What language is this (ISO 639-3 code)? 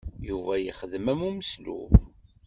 kab